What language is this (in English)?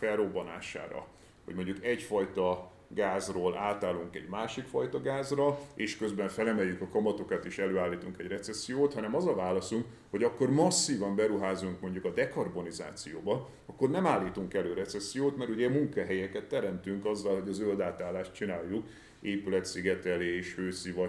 Hungarian